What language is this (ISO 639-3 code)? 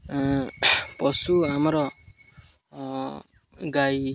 ori